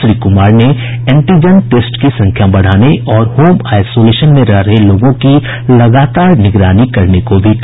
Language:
Hindi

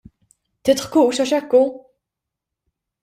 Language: Maltese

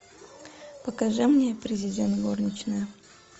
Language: Russian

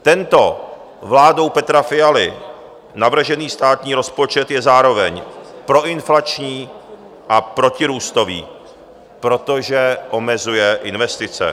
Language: Czech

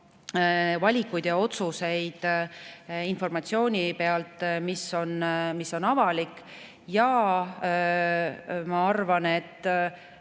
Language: Estonian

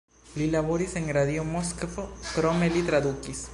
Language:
Esperanto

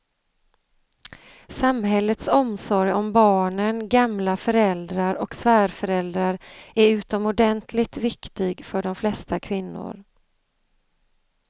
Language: Swedish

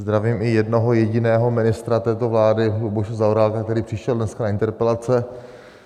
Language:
Czech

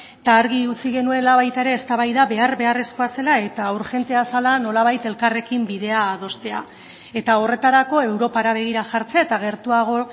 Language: Basque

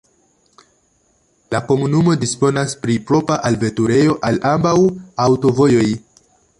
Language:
Esperanto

